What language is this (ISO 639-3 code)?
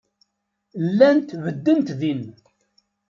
kab